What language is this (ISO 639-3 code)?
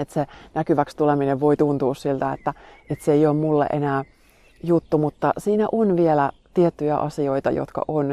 fin